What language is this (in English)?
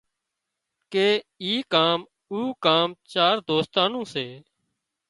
Wadiyara Koli